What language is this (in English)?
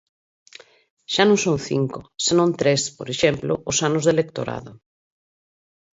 Galician